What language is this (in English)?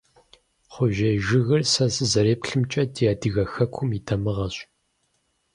Kabardian